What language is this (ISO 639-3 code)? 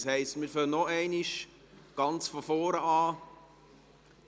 gsw